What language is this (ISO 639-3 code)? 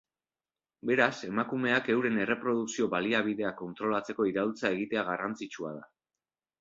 eus